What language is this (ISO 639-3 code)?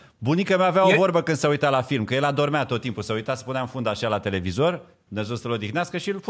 ron